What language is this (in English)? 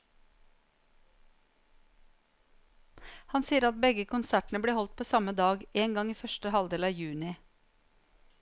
Norwegian